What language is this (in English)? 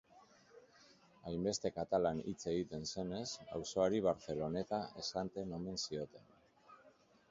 Basque